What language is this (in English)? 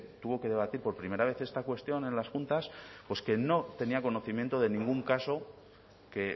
Spanish